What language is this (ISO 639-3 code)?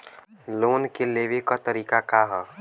bho